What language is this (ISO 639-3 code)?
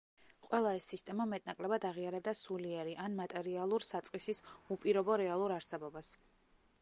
kat